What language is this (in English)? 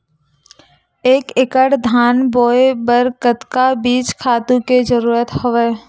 Chhattisgarhi